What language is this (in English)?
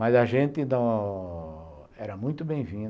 Portuguese